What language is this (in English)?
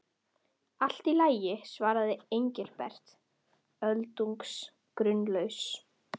Icelandic